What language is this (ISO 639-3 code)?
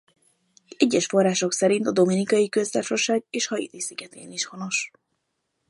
hun